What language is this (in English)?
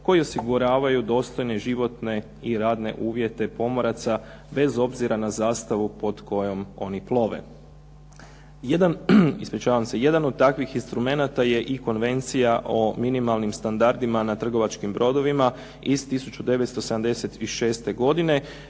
Croatian